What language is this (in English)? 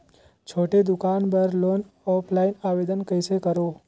Chhattisgarhi